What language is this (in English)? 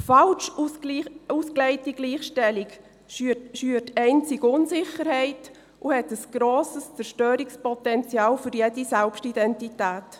Swiss German